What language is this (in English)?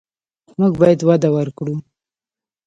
Pashto